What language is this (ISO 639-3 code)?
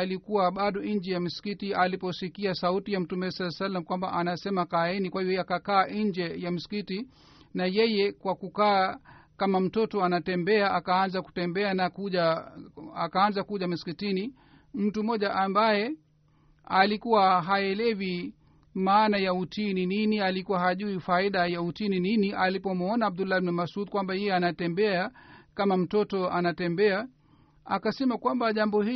swa